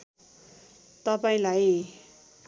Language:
Nepali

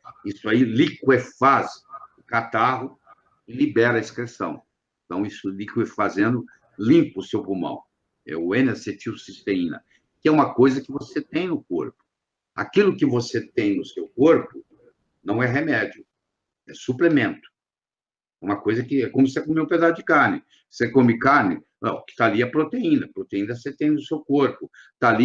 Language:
Portuguese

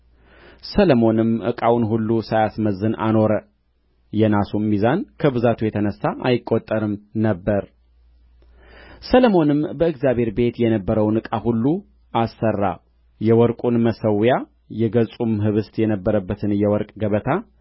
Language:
Amharic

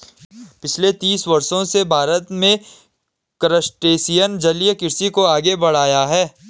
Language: Hindi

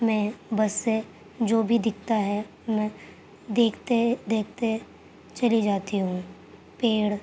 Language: Urdu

